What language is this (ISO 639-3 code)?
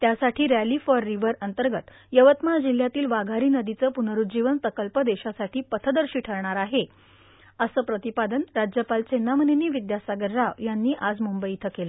mar